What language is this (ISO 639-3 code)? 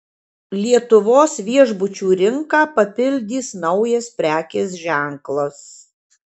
lit